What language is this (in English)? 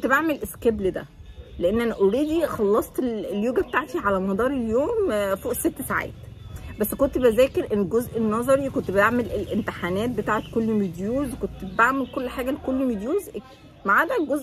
Arabic